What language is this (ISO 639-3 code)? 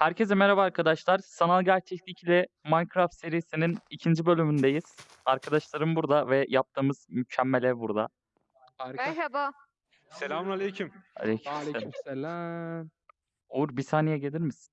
tur